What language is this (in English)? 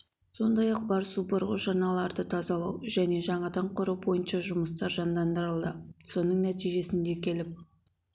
Kazakh